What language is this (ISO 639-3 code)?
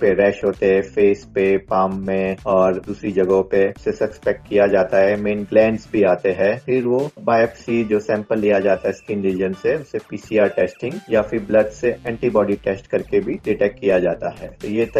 hin